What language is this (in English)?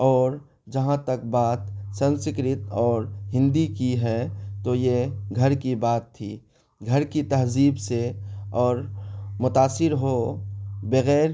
Urdu